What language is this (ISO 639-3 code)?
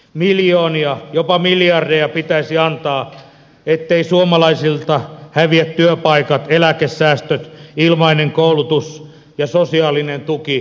fin